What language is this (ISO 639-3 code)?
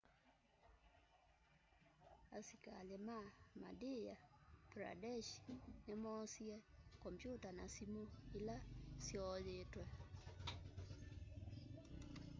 kam